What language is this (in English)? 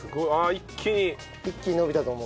Japanese